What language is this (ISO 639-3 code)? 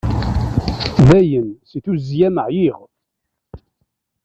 kab